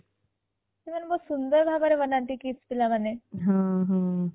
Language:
Odia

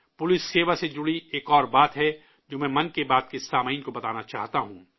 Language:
Urdu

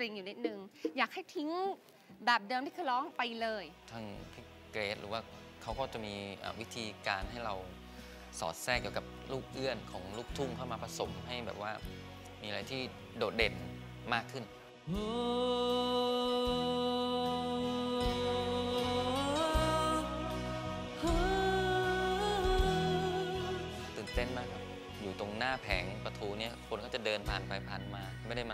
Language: Thai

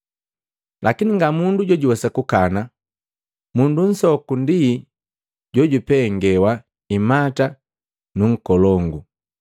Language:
Matengo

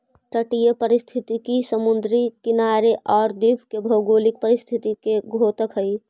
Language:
Magahi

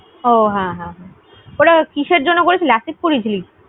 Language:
Bangla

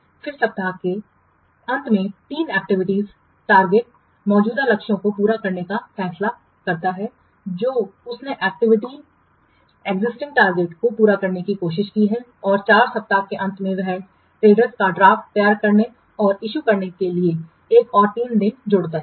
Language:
Hindi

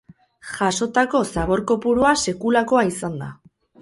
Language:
Basque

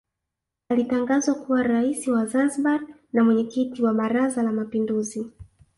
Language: Swahili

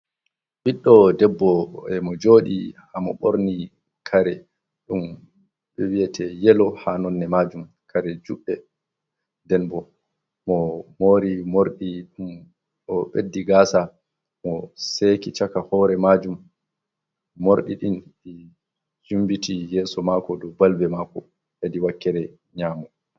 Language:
Fula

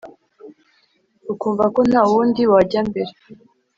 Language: Kinyarwanda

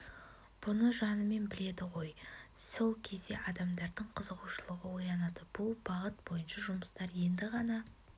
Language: Kazakh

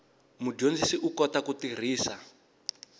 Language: Tsonga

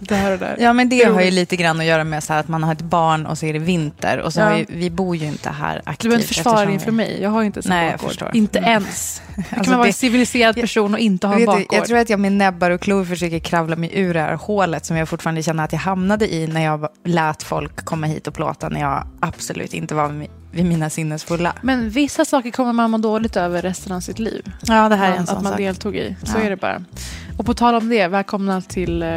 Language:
Swedish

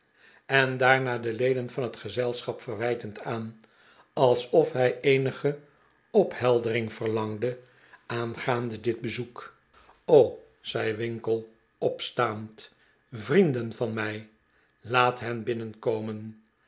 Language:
Dutch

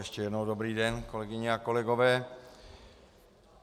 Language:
Czech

